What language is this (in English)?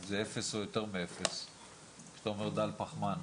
Hebrew